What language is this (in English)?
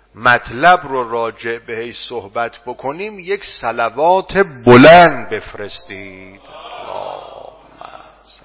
Persian